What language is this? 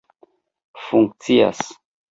Esperanto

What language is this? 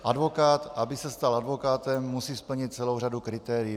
Czech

